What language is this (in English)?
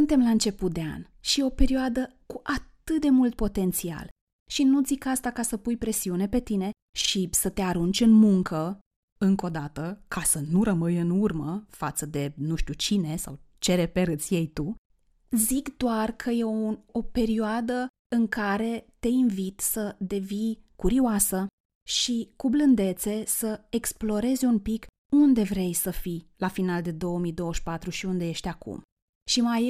Romanian